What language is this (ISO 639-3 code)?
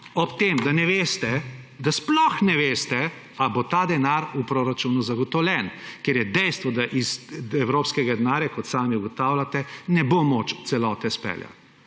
slv